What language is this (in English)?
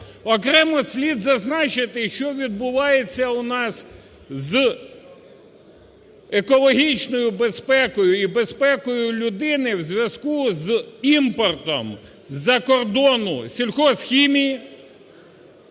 Ukrainian